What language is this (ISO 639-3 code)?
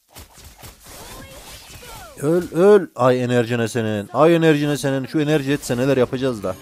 tur